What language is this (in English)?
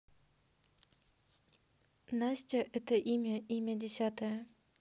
Russian